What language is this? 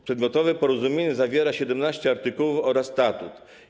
Polish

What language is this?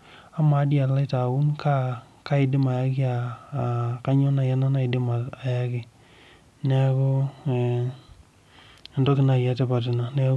Masai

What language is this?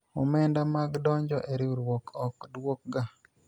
Luo (Kenya and Tanzania)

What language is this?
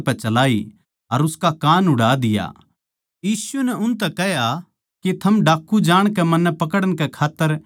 Haryanvi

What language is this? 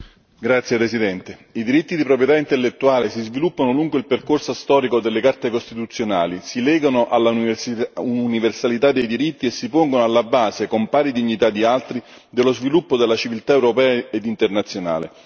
Italian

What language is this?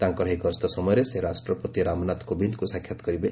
Odia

